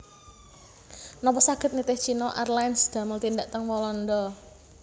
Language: Javanese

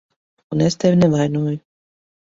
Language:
Latvian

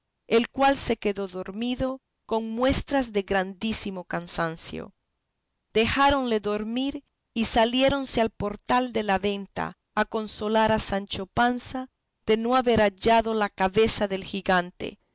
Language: Spanish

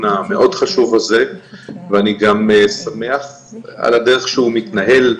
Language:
Hebrew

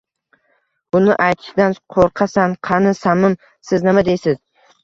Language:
Uzbek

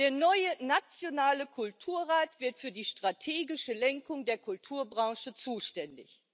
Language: German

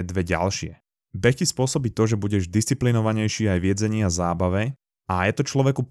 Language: Slovak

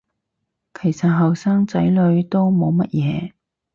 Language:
Cantonese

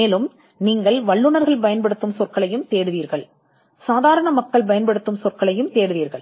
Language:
Tamil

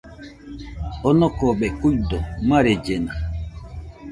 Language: Nüpode Huitoto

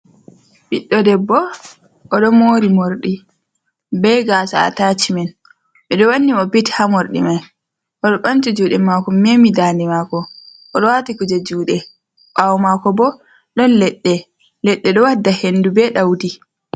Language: Fula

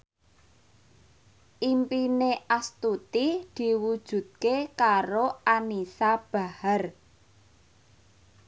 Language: Javanese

